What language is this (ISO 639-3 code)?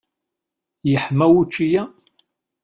kab